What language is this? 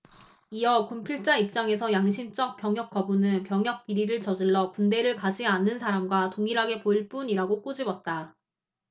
Korean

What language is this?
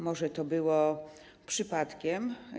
Polish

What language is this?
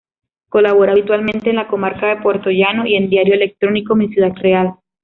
Spanish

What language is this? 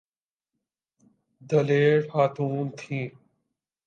Urdu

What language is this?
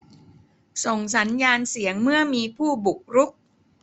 Thai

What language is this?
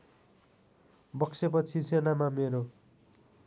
Nepali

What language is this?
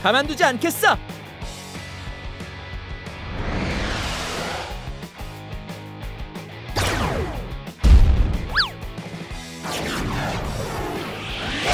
Korean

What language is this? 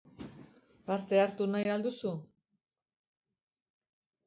Basque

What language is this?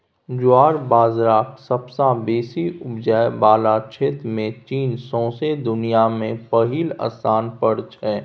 Maithili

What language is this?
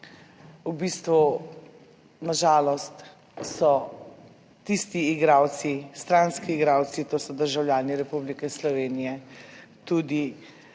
Slovenian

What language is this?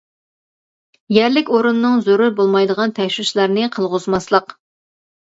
Uyghur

